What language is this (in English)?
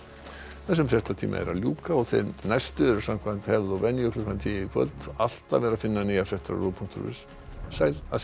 Icelandic